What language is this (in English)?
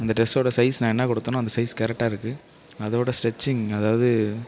Tamil